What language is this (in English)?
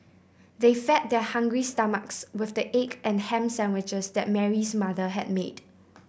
English